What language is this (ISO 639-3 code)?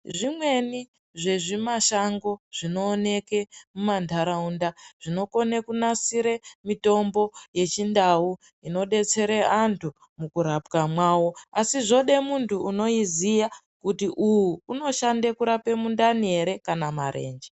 ndc